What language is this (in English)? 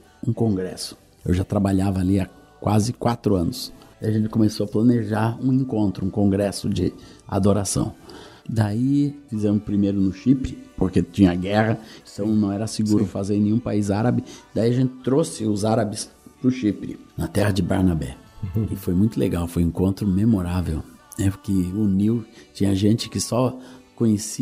Portuguese